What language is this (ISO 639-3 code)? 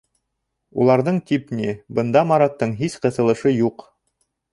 bak